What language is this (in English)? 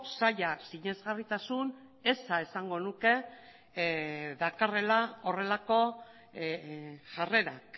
Basque